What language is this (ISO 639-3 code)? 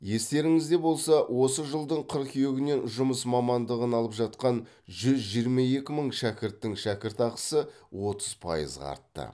kaz